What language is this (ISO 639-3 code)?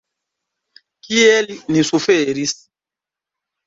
epo